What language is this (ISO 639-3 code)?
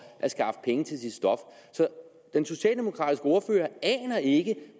dan